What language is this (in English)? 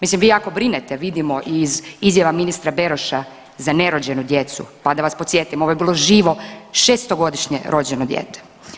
Croatian